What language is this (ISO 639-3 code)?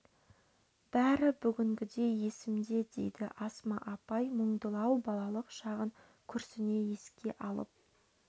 kaz